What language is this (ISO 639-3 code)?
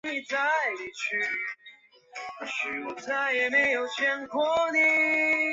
zho